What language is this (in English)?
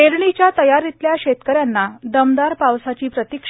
Marathi